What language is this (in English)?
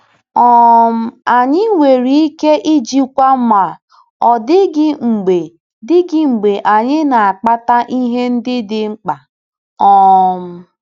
Igbo